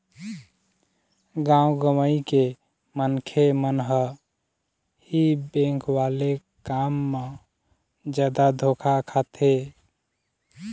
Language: Chhattisgarhi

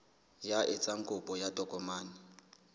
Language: Southern Sotho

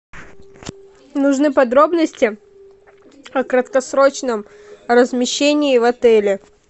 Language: Russian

